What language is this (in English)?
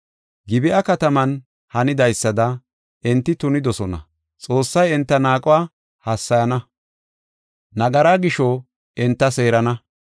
Gofa